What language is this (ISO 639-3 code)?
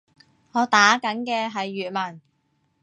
yue